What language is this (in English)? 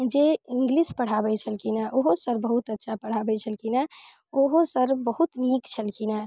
Maithili